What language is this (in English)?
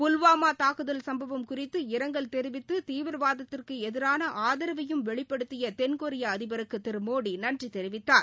Tamil